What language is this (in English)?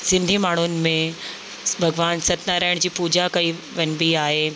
Sindhi